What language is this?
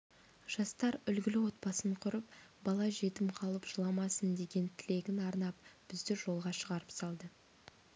Kazakh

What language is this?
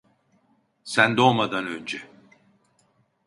Turkish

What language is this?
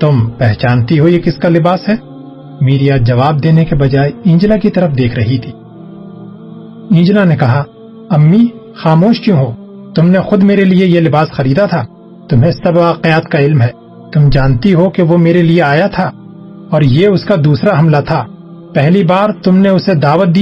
Urdu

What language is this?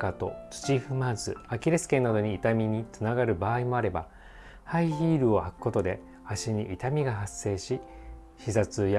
Japanese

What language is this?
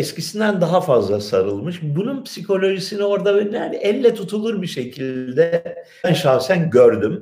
Turkish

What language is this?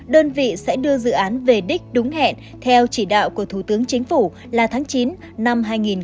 Vietnamese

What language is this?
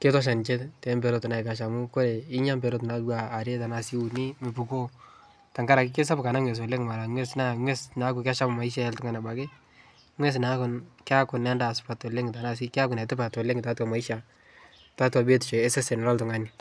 Masai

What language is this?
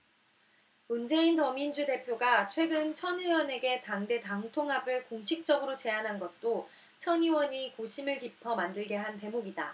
Korean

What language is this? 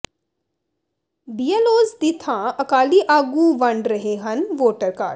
Punjabi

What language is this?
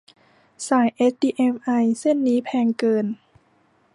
Thai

